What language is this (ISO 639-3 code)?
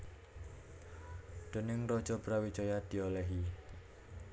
jav